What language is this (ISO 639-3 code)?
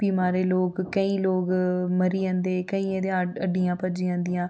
doi